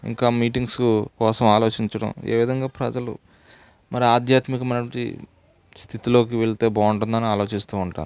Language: Telugu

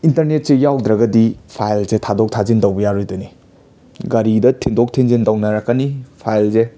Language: Manipuri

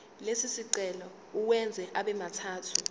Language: Zulu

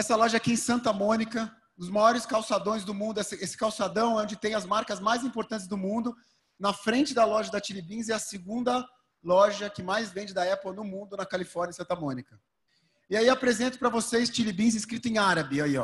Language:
Portuguese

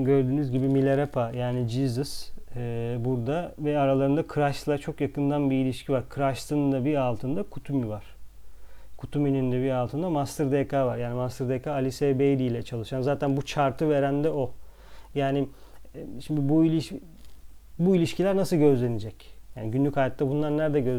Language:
Turkish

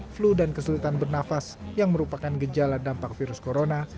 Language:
Indonesian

